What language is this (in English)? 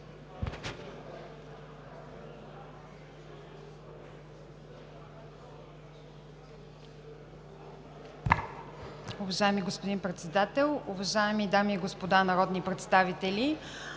Bulgarian